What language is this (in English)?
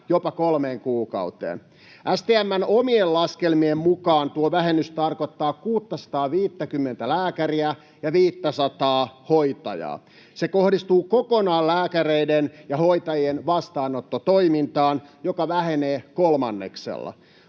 Finnish